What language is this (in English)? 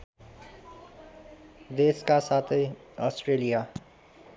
Nepali